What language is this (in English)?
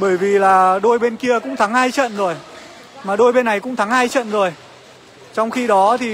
Vietnamese